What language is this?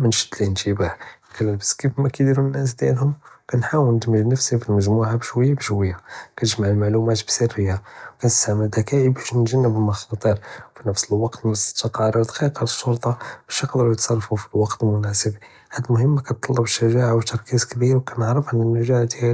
Judeo-Arabic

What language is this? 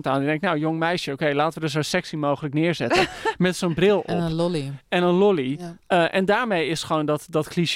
Dutch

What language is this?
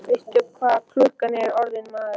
Icelandic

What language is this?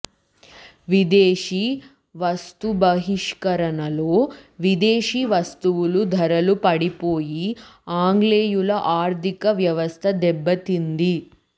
Telugu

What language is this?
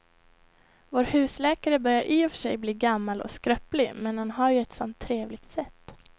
Swedish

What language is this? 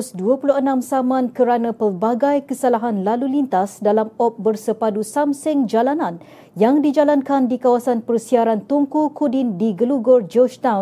Malay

